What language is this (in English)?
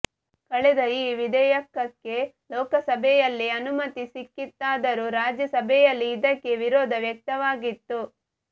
Kannada